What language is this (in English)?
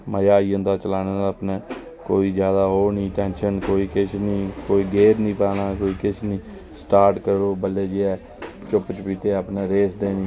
Dogri